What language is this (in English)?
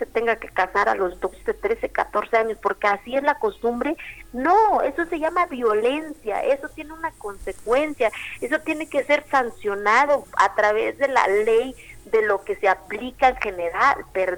Spanish